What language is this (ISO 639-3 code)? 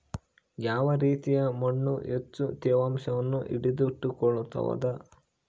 kan